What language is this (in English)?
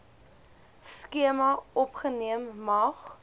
Afrikaans